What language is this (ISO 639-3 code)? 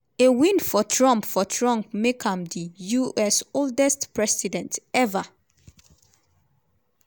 pcm